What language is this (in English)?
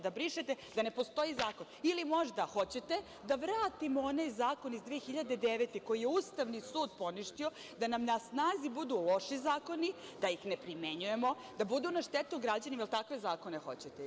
Serbian